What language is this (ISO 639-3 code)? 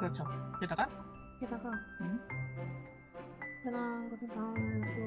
kor